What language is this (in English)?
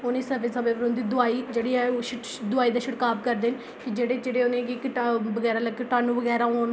Dogri